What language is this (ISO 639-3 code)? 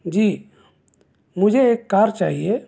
urd